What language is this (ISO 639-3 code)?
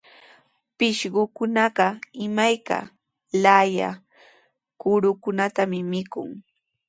qws